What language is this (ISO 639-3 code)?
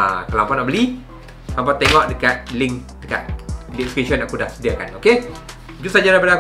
msa